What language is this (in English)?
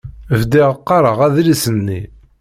Kabyle